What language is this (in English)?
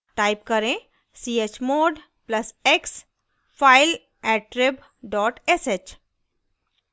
Hindi